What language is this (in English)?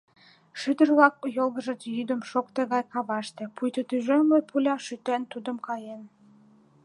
Mari